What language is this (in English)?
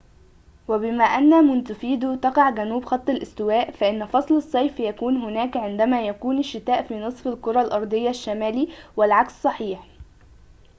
Arabic